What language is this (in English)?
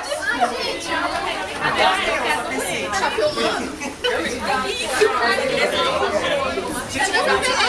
Portuguese